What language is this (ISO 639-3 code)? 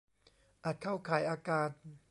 tha